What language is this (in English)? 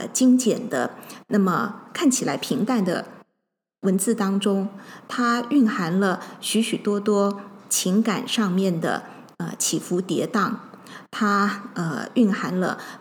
Chinese